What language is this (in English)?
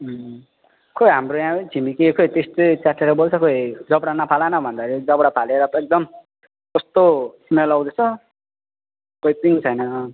Nepali